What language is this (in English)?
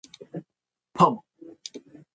Japanese